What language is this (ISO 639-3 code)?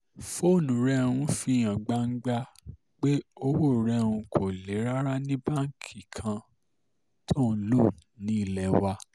yor